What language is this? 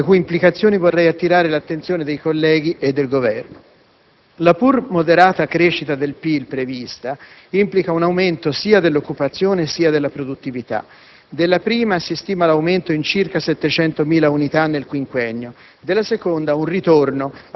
Italian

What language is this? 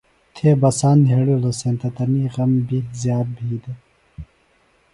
Phalura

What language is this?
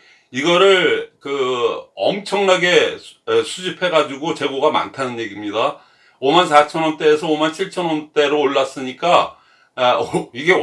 Korean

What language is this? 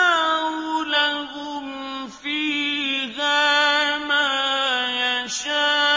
Arabic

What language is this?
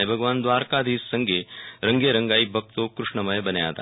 Gujarati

